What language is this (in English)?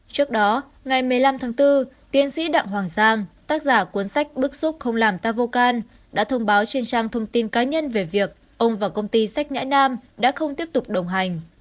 Vietnamese